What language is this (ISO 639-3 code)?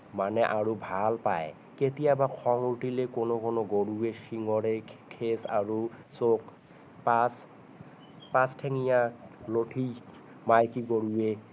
asm